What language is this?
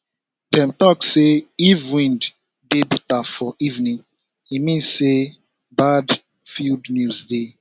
Nigerian Pidgin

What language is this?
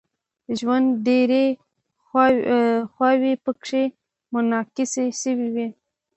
Pashto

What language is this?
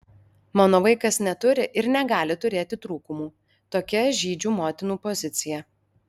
Lithuanian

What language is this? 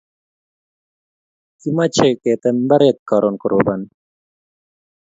Kalenjin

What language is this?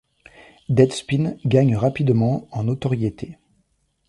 French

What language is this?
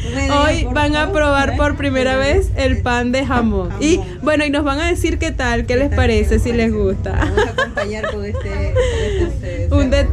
Spanish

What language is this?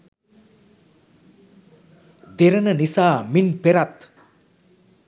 Sinhala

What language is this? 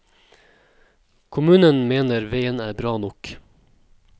Norwegian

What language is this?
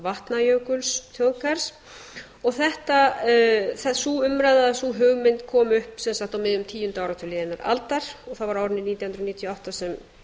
Icelandic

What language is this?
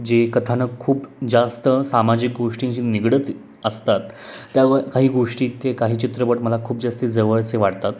Marathi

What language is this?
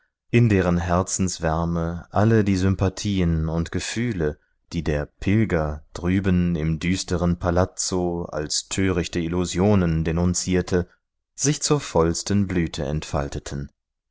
German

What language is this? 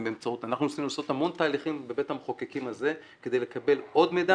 Hebrew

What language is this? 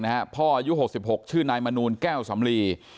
Thai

